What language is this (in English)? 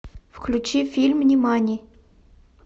Russian